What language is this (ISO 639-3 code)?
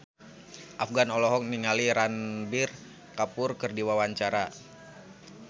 sun